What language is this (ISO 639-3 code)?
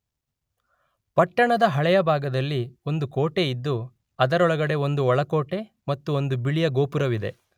kan